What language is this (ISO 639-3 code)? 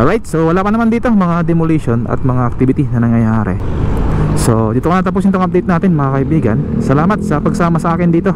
fil